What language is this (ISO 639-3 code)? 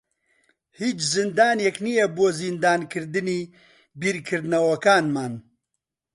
ckb